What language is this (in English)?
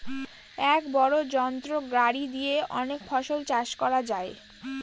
Bangla